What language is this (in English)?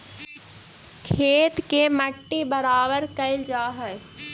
Magahi